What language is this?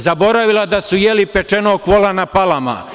Serbian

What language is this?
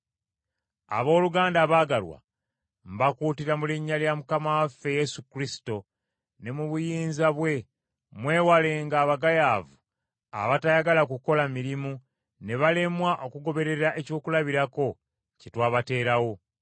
Ganda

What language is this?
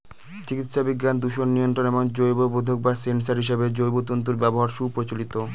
Bangla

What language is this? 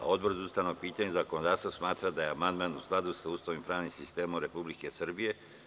Serbian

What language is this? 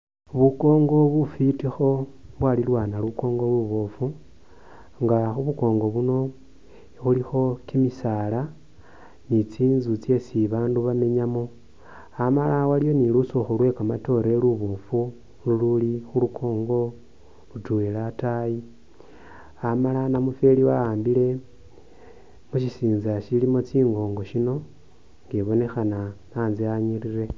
Masaaba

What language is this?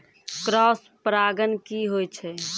Maithili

